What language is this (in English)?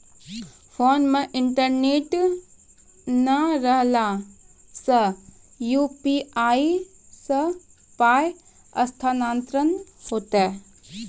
Maithili